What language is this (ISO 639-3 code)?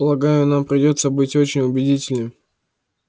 rus